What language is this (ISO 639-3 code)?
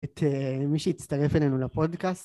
heb